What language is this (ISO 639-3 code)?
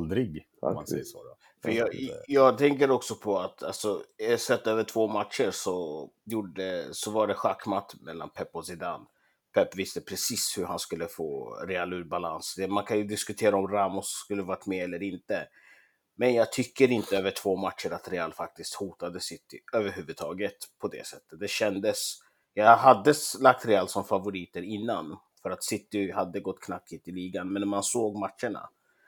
swe